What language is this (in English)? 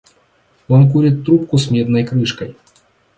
Russian